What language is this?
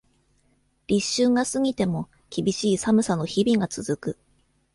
Japanese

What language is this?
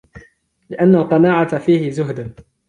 Arabic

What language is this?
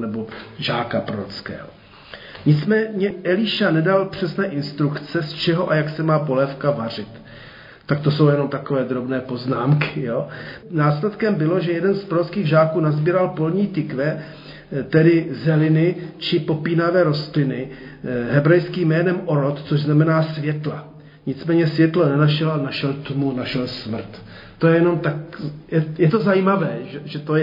Czech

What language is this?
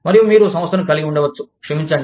Telugu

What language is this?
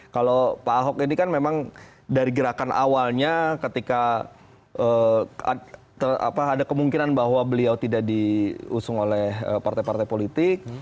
Indonesian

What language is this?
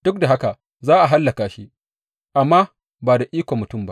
Hausa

